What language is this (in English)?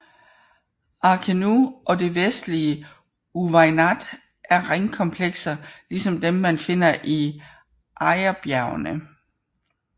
Danish